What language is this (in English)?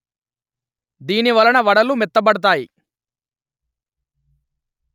Telugu